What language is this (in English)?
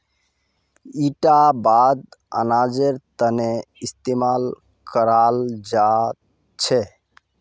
Magahi